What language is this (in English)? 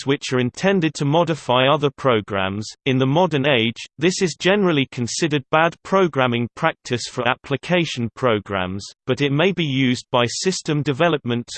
English